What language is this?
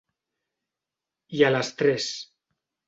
Catalan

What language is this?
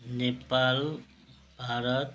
Nepali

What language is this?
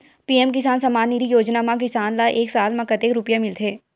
Chhattisgarhi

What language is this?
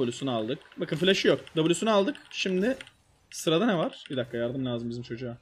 Turkish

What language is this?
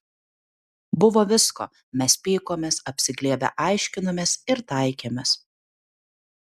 Lithuanian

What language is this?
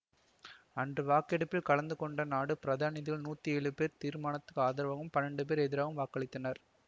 Tamil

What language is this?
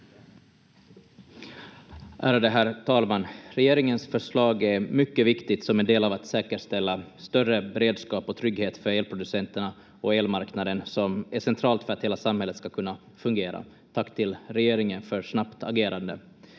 Finnish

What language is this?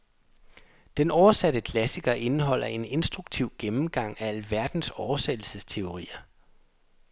Danish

